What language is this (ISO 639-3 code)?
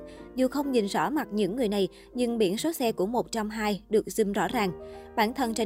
vie